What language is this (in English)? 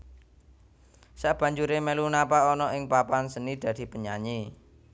Javanese